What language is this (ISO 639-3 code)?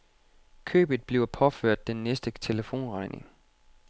dan